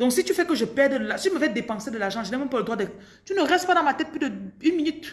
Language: French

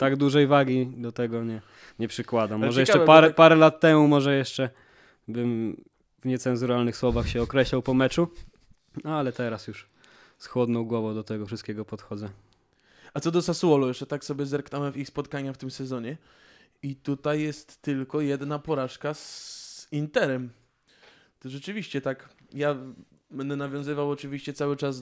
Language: Polish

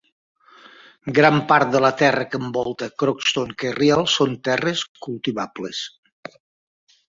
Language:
Catalan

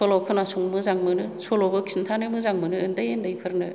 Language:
Bodo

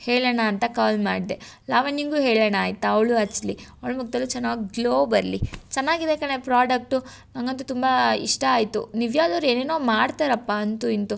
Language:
Kannada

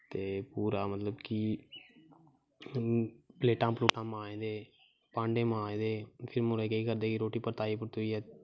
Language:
Dogri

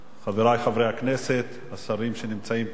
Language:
Hebrew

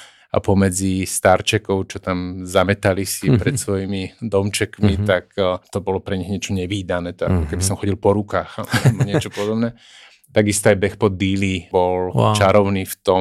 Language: Slovak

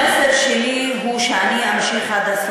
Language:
Hebrew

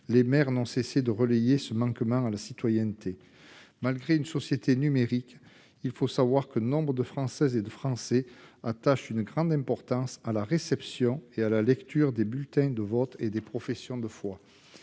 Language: French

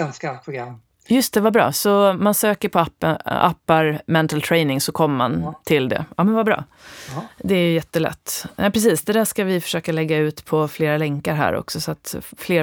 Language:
Swedish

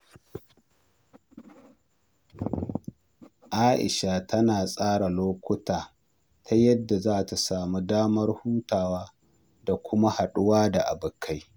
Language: Hausa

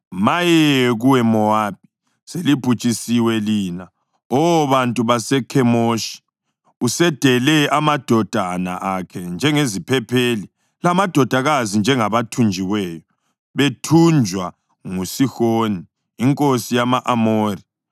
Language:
North Ndebele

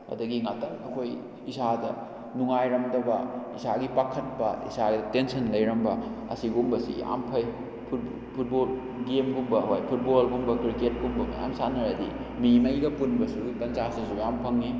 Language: Manipuri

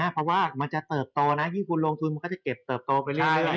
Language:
Thai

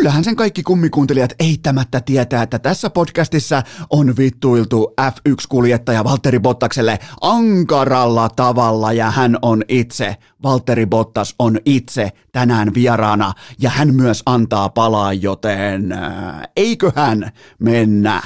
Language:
Finnish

